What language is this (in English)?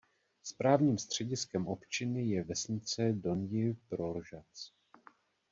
Czech